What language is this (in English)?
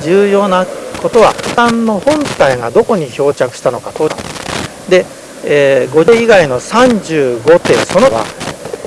Japanese